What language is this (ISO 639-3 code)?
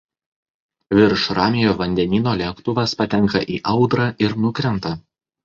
lit